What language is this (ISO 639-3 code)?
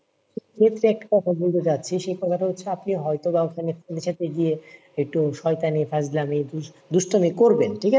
ben